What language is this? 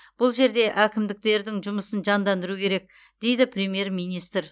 Kazakh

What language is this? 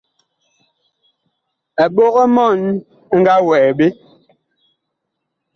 Bakoko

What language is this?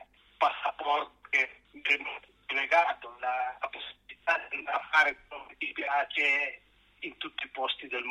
Italian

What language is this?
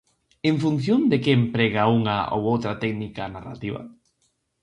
Galician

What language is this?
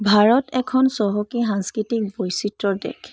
Assamese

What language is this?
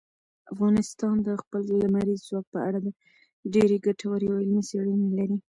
Pashto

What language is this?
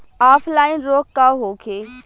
Bhojpuri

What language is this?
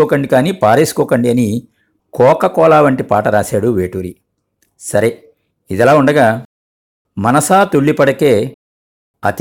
Telugu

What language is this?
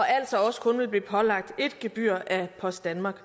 Danish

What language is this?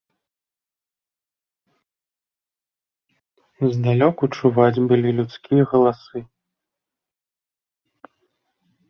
Belarusian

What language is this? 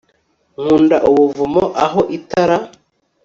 Kinyarwanda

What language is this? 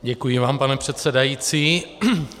Czech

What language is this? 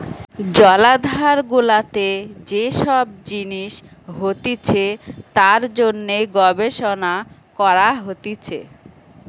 Bangla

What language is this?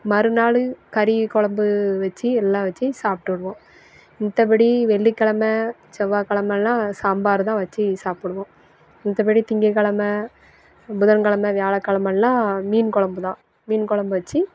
Tamil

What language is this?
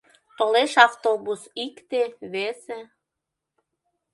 Mari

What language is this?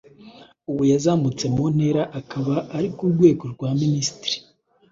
Kinyarwanda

